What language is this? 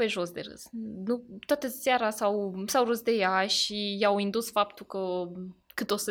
Romanian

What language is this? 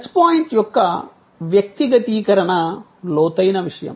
Telugu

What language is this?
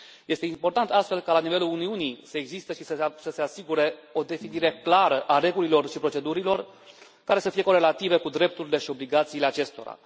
Romanian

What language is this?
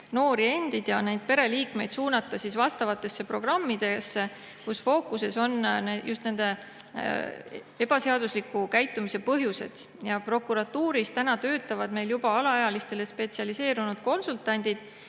Estonian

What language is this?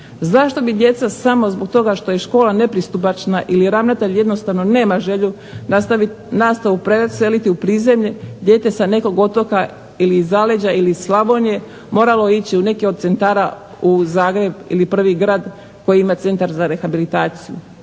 Croatian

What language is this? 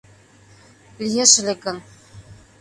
Mari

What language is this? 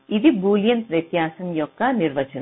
Telugu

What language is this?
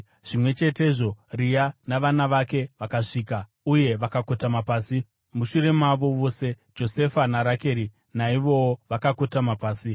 Shona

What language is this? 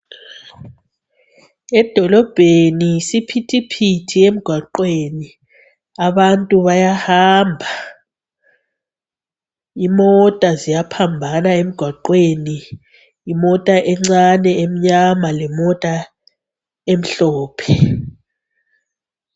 North Ndebele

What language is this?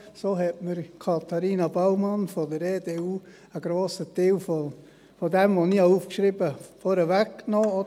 Swiss German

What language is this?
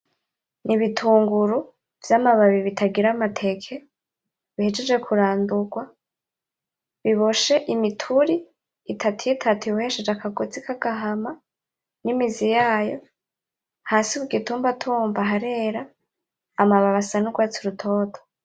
Rundi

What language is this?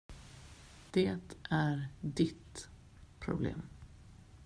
Swedish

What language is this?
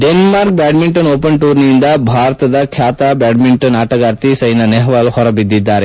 Kannada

